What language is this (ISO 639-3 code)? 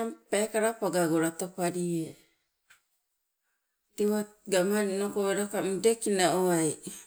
nco